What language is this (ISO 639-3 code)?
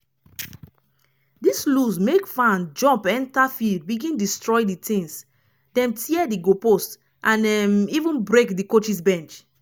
pcm